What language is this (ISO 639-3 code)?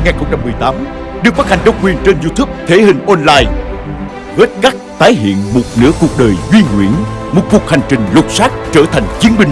vie